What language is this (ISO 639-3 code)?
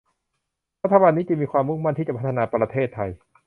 tha